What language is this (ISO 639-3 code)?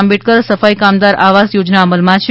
guj